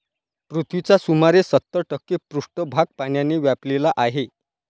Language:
Marathi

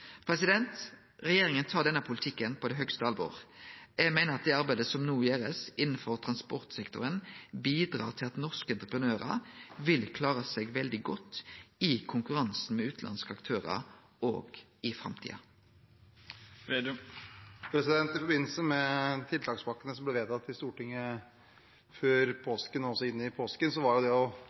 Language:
Norwegian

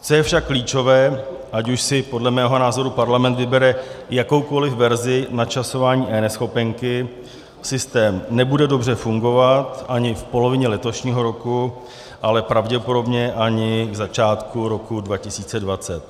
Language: Czech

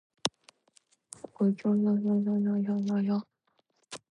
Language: Japanese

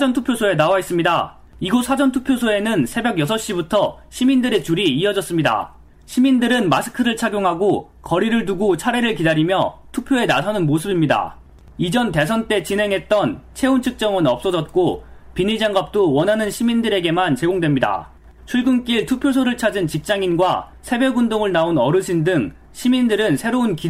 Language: Korean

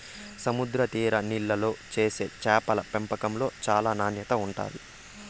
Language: Telugu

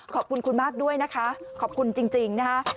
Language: Thai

